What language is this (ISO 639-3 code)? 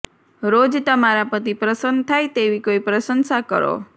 guj